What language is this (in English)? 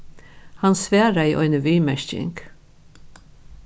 Faroese